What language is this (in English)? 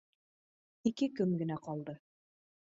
Bashkir